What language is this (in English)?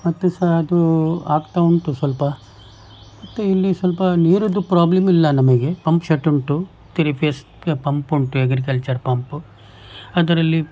Kannada